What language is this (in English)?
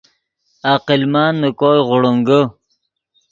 Yidgha